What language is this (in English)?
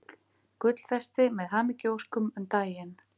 Icelandic